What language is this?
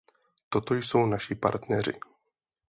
Czech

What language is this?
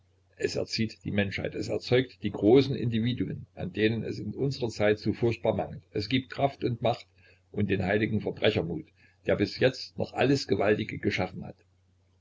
German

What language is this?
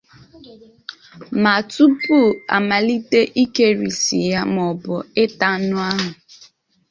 Igbo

